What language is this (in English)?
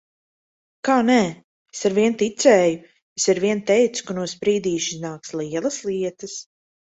Latvian